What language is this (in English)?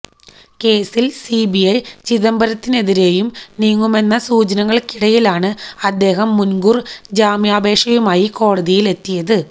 Malayalam